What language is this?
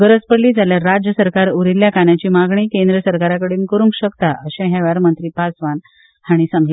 Konkani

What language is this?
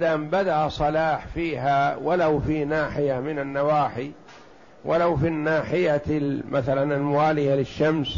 Arabic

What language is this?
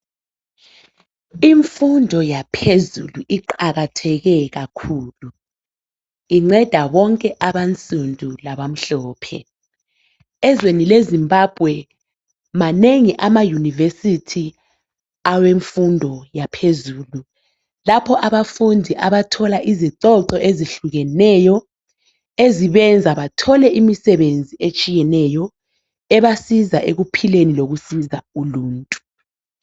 North Ndebele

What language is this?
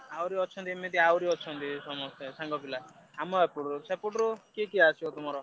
Odia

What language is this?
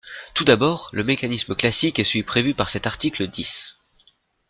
French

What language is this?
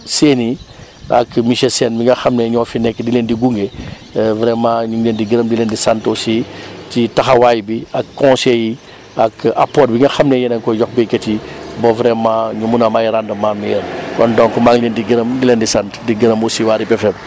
Wolof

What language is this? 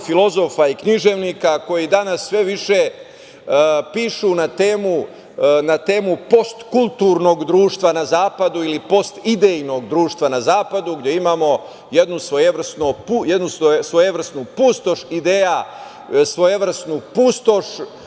Serbian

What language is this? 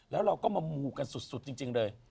Thai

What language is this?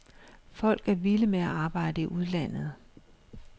Danish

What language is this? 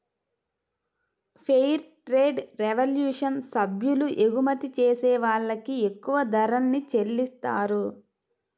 Telugu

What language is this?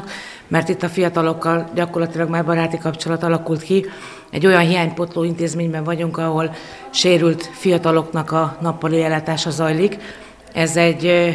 Hungarian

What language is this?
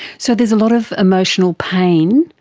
English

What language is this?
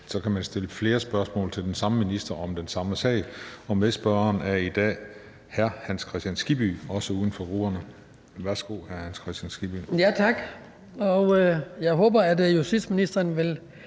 Danish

